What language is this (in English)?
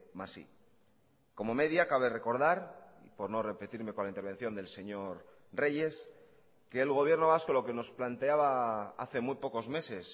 Spanish